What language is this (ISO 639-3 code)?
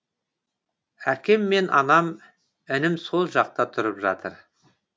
kaz